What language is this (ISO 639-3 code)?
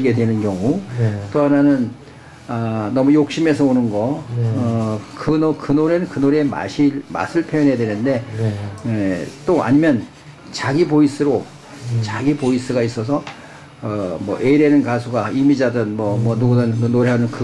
kor